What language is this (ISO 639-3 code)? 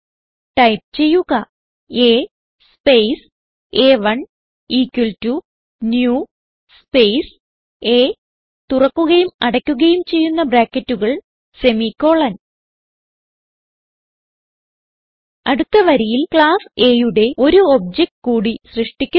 mal